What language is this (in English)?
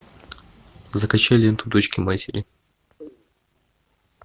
Russian